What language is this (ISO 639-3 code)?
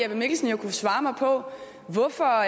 dan